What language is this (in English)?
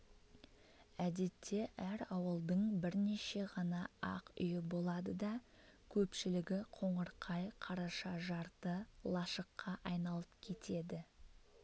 Kazakh